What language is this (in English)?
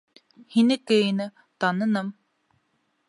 Bashkir